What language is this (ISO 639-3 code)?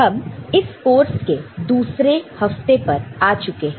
hin